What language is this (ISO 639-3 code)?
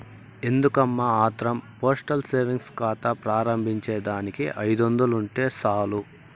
tel